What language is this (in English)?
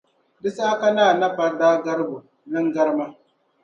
Dagbani